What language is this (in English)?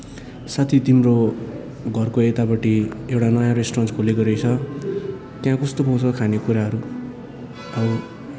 Nepali